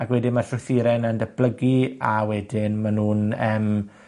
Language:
Welsh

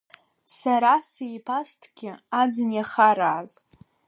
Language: Abkhazian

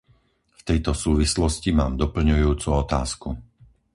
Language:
Slovak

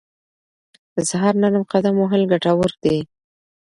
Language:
Pashto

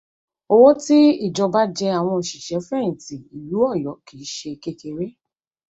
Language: Yoruba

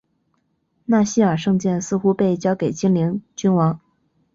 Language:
Chinese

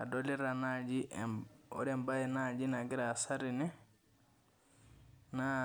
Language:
Masai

